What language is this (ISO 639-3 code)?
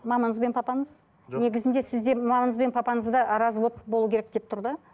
kaz